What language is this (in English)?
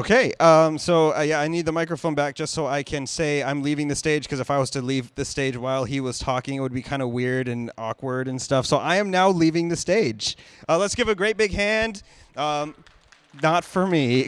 English